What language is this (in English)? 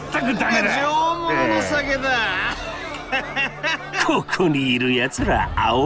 Japanese